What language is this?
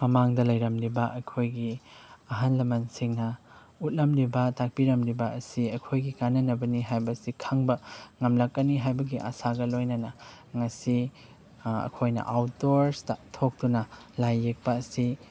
Manipuri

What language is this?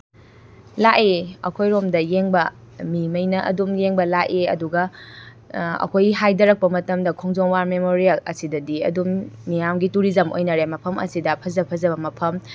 Manipuri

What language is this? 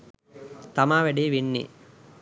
Sinhala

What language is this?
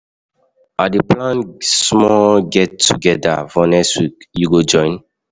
Nigerian Pidgin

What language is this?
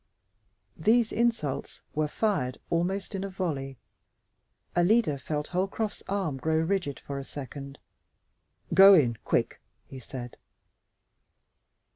English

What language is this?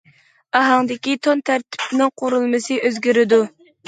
Uyghur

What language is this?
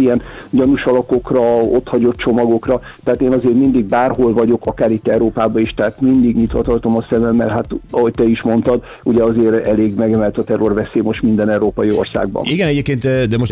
Hungarian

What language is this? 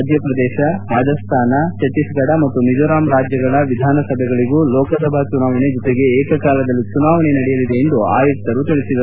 Kannada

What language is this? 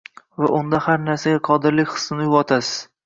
Uzbek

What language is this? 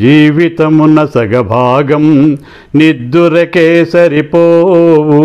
Telugu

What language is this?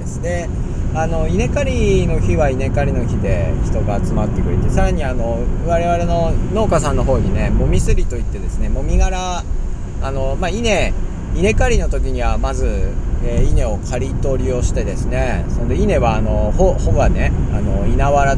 Japanese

